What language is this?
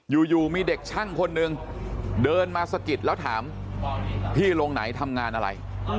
Thai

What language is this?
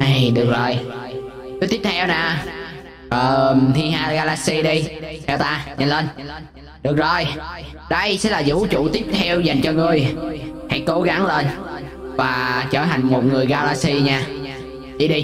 Vietnamese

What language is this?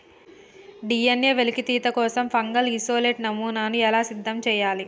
Telugu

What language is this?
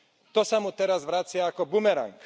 Slovak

